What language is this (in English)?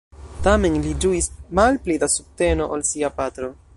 Esperanto